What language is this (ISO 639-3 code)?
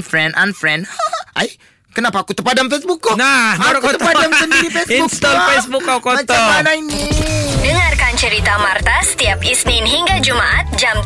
msa